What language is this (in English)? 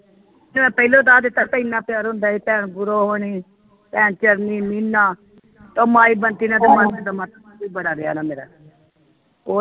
Punjabi